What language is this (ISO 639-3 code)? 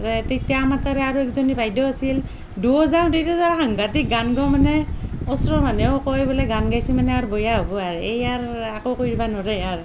asm